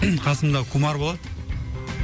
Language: Kazakh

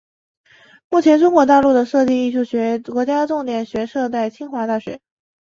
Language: Chinese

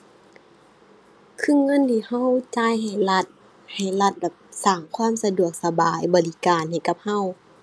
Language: Thai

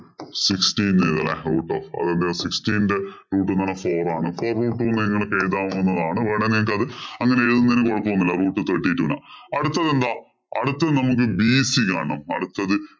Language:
Malayalam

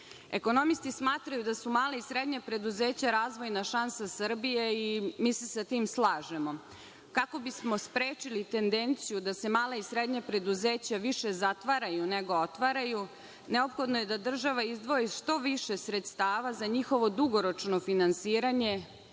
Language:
Serbian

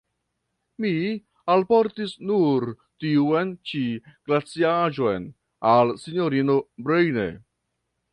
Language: Esperanto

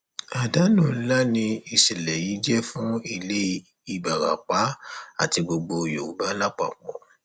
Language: Yoruba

